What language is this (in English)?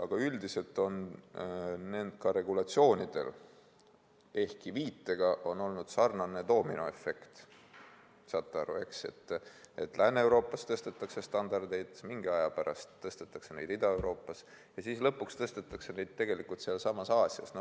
Estonian